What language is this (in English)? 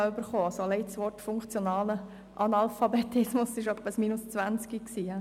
Swiss German